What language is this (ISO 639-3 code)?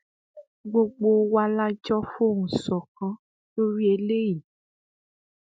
yor